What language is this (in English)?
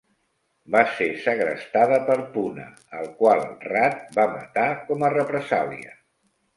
Catalan